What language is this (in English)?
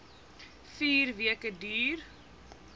Afrikaans